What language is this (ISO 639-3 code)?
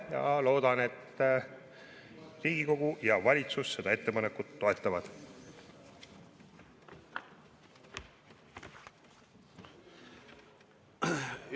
est